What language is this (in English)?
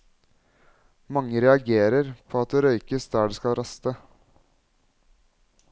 Norwegian